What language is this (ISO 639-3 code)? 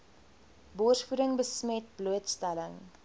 afr